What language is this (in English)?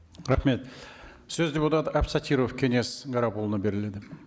Kazakh